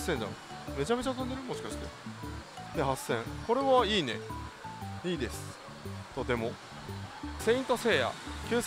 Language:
Japanese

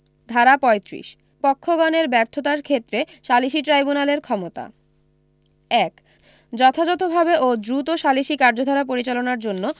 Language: Bangla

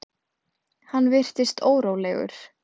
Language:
Icelandic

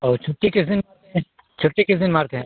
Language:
Hindi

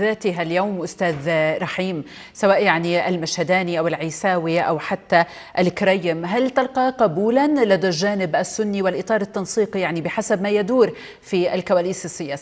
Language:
Arabic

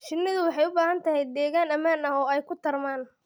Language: Somali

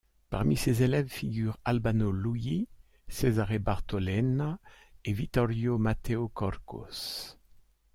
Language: French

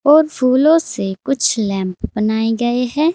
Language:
Hindi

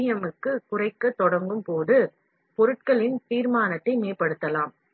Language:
Tamil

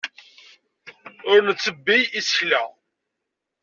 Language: Kabyle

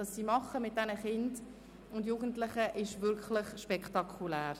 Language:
Swiss German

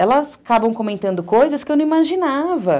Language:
Portuguese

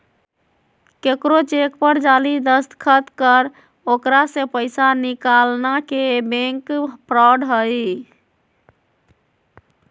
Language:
Magahi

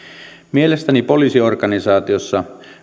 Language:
Finnish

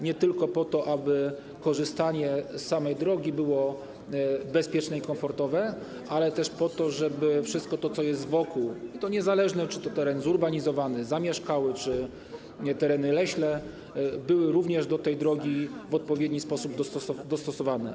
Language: Polish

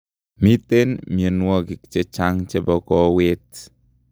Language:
Kalenjin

